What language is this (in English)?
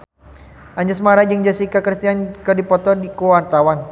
Sundanese